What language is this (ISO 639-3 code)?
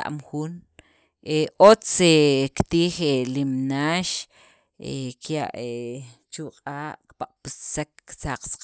quv